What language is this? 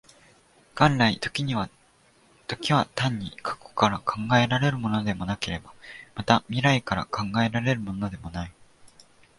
Japanese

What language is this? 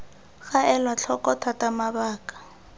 Tswana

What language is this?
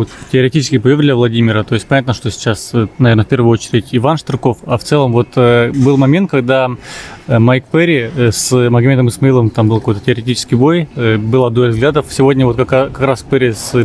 Russian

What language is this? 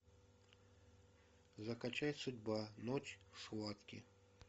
Russian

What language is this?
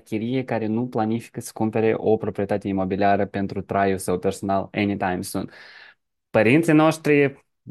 Romanian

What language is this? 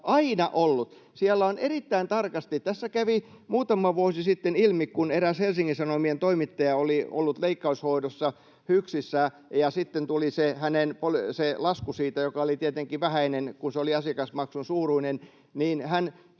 Finnish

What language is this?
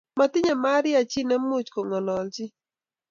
Kalenjin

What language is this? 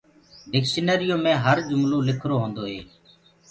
Gurgula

